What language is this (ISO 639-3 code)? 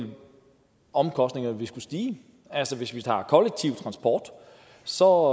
dan